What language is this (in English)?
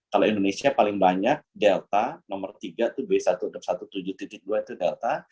Indonesian